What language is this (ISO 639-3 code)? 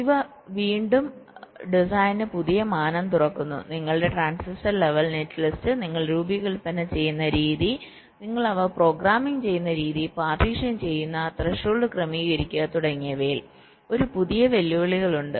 mal